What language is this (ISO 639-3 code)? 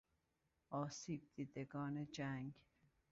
fas